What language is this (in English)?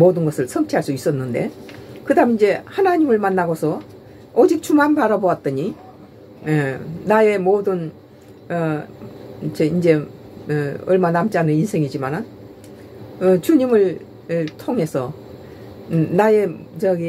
Korean